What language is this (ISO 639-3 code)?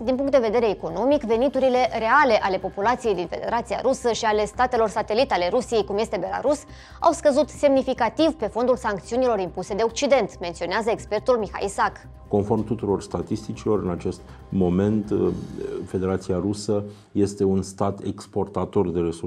ron